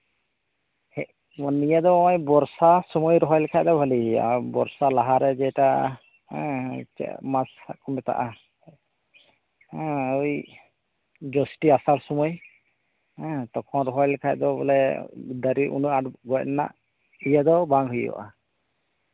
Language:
Santali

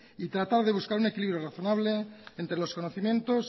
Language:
Spanish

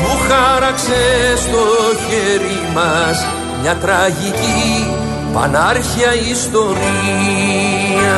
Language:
Greek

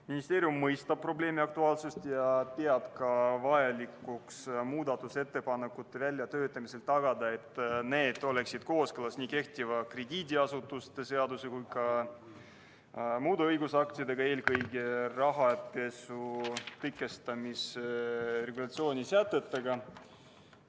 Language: Estonian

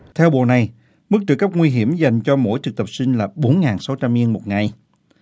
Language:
Vietnamese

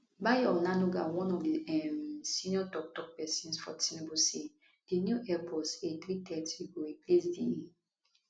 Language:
Nigerian Pidgin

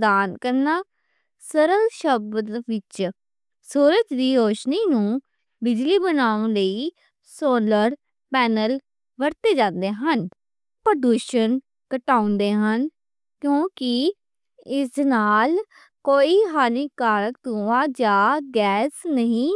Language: Western Panjabi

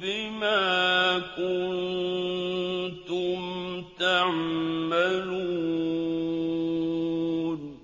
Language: Arabic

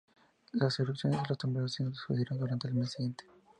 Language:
Spanish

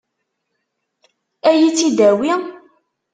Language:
Kabyle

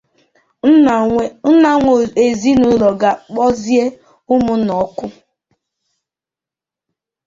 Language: Igbo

